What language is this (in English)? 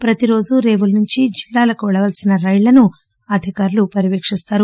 Telugu